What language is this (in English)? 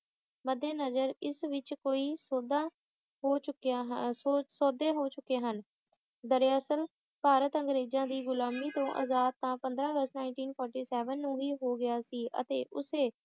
Punjabi